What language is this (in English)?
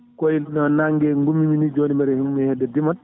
Fula